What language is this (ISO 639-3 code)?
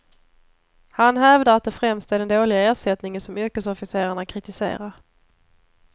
swe